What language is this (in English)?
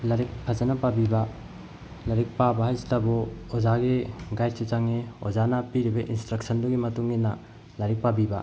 Manipuri